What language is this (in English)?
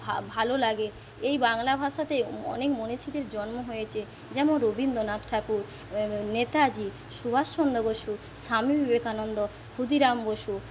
Bangla